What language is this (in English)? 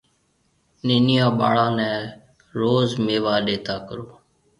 Marwari (Pakistan)